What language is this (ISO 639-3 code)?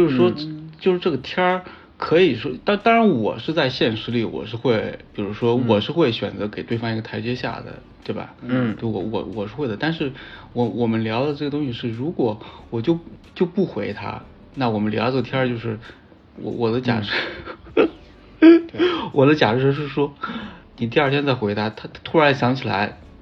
zho